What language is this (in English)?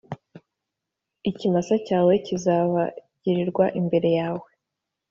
Kinyarwanda